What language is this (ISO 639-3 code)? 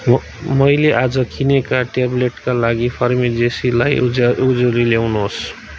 nep